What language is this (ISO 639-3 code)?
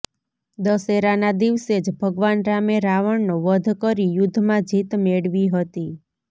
guj